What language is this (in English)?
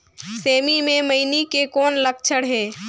Chhattisgarhi